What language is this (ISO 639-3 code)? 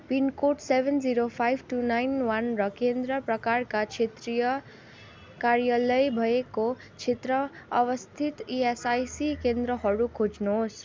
nep